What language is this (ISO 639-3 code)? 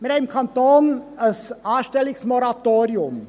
gsw